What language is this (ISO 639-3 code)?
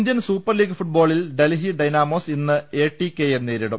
mal